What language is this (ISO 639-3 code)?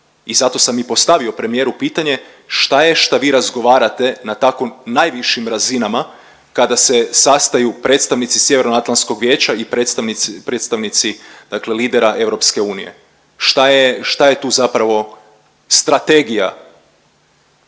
hrv